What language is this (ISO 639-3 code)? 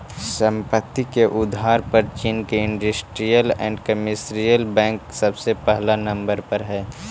mag